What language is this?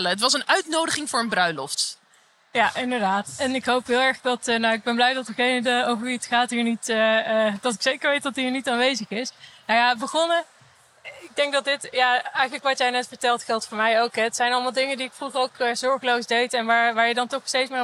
Dutch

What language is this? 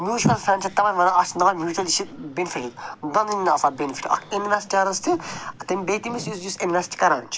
Kashmiri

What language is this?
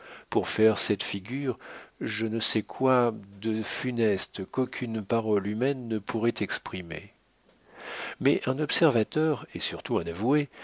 French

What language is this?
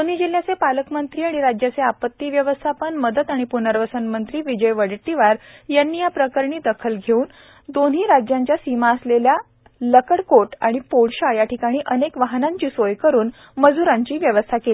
Marathi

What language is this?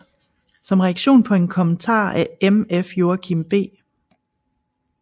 Danish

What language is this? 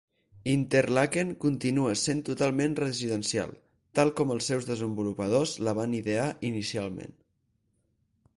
Catalan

